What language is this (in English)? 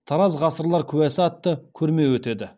Kazakh